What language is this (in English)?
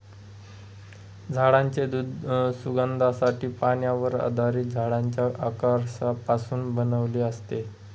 Marathi